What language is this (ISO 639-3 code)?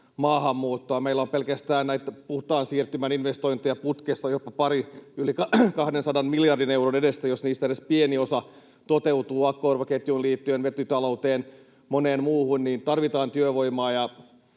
fin